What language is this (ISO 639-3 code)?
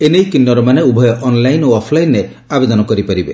ori